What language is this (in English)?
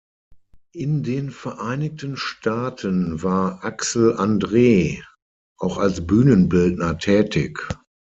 German